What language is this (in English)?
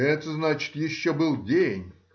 Russian